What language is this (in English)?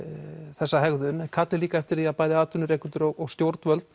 Icelandic